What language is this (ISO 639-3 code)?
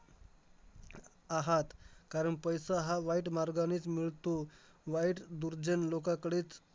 mar